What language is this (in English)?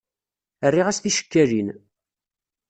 Kabyle